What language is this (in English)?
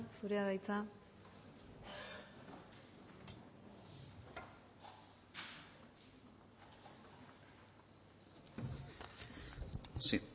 Basque